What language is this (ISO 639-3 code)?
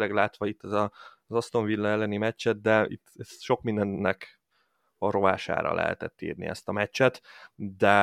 hun